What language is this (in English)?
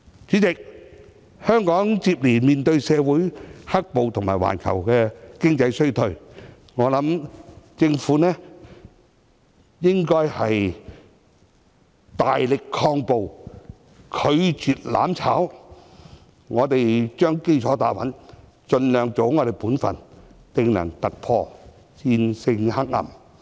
Cantonese